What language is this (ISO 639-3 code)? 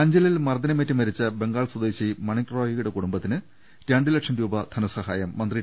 mal